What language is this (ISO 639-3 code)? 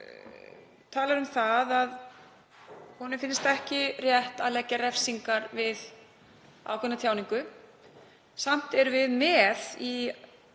isl